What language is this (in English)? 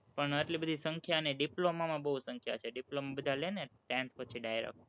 Gujarati